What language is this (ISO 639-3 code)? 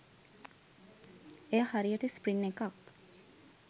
sin